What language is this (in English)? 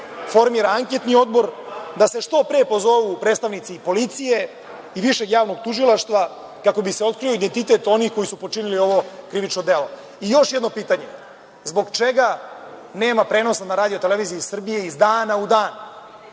Serbian